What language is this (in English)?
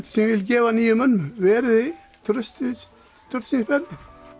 Icelandic